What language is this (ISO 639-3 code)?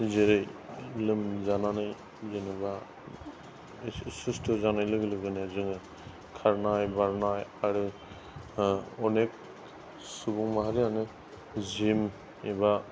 brx